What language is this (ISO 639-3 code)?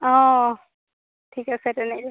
asm